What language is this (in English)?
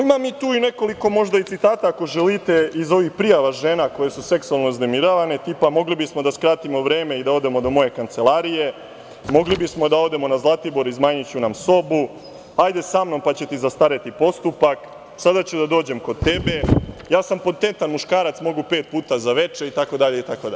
Serbian